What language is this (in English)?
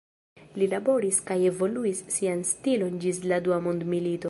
Esperanto